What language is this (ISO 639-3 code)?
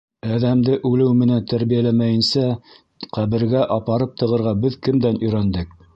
bak